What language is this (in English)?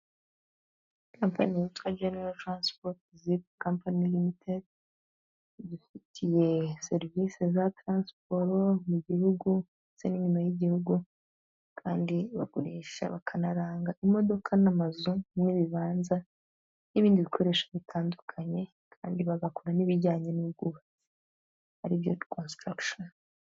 Kinyarwanda